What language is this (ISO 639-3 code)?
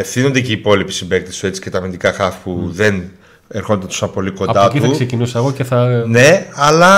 ell